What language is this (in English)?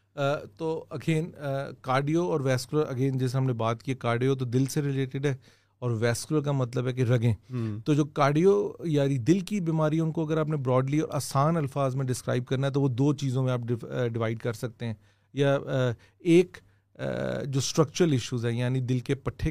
Urdu